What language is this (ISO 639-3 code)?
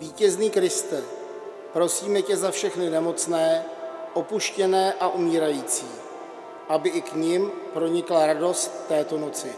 ces